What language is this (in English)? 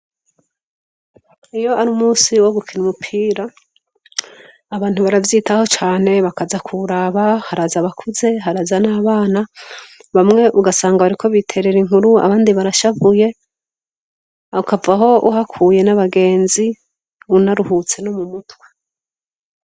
Rundi